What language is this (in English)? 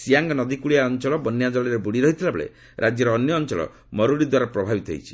Odia